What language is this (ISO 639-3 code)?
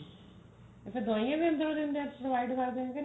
pan